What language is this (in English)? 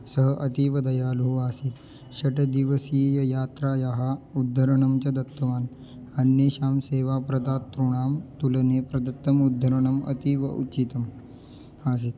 Sanskrit